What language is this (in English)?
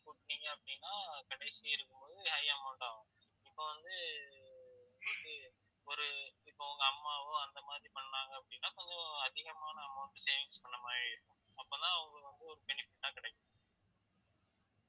Tamil